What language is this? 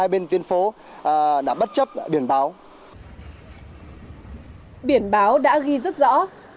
Vietnamese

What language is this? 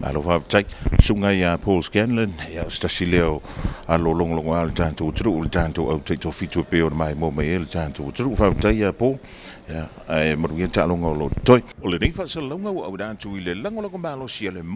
Vietnamese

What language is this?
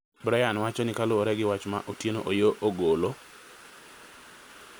Luo (Kenya and Tanzania)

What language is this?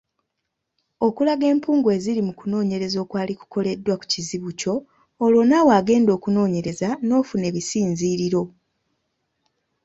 Ganda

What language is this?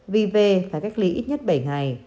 Vietnamese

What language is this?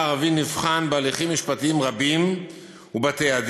Hebrew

